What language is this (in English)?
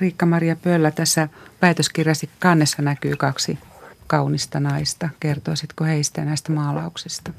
Finnish